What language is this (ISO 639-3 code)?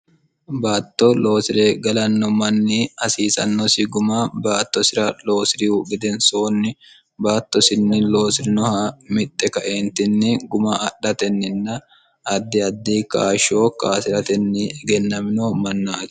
sid